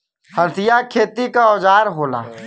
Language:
Bhojpuri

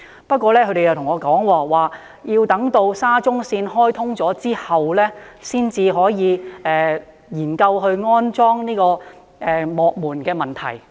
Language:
Cantonese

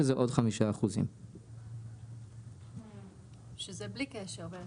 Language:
Hebrew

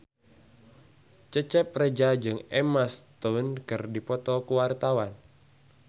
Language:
Sundanese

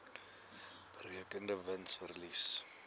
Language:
Afrikaans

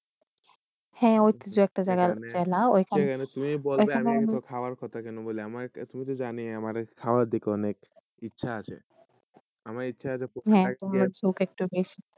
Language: Bangla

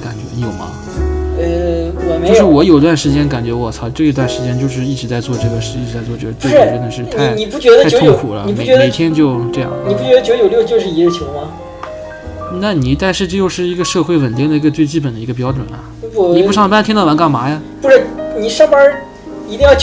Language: Chinese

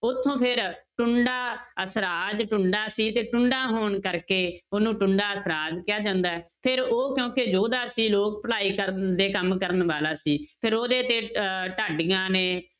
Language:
Punjabi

